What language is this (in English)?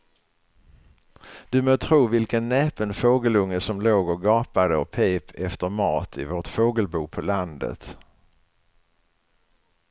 Swedish